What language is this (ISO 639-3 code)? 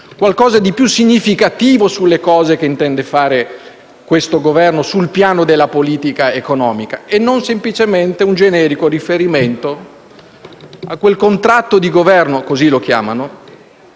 ita